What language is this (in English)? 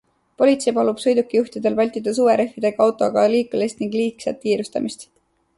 Estonian